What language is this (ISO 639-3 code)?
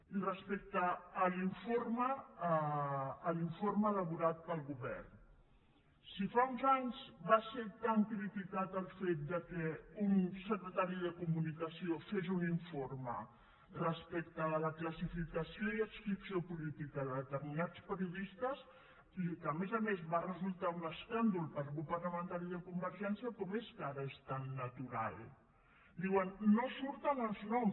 cat